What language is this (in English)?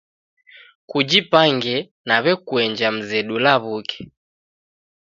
Taita